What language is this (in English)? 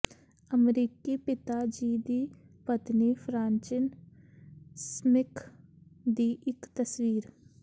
Punjabi